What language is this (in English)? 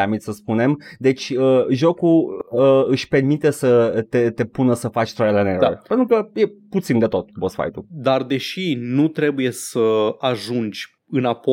Romanian